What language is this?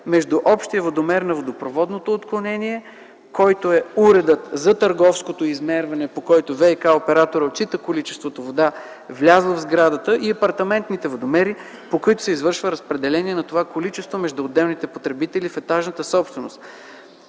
Bulgarian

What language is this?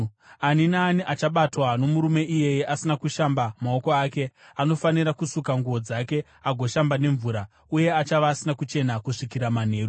Shona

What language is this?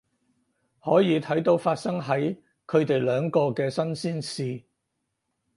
Cantonese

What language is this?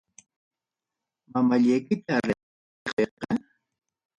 Ayacucho Quechua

